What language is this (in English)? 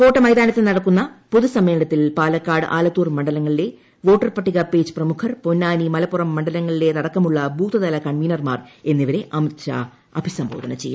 Malayalam